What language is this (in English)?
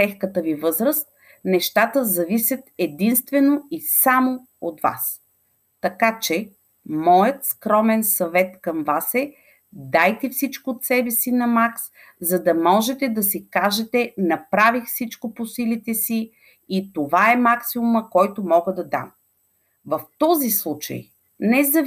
Bulgarian